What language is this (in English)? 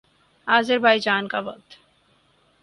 Urdu